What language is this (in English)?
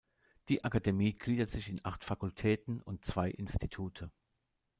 German